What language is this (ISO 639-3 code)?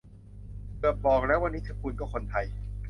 tha